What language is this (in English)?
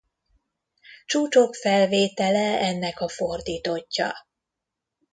Hungarian